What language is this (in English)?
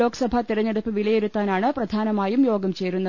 Malayalam